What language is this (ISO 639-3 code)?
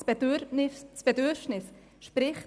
gsw